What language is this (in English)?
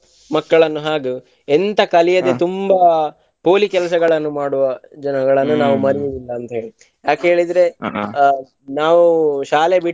Kannada